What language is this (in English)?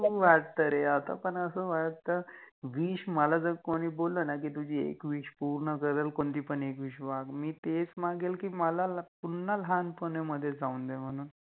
Marathi